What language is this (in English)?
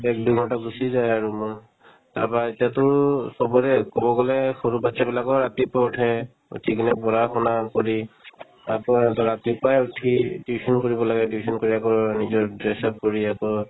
Assamese